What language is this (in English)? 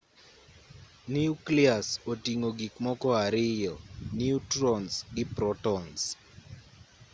Luo (Kenya and Tanzania)